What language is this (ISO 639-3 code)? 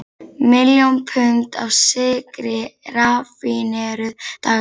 isl